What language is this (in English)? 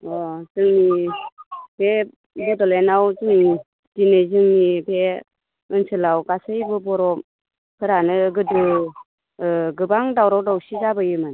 Bodo